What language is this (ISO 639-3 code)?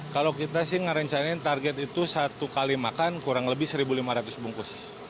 ind